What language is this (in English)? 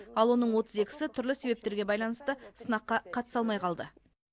Kazakh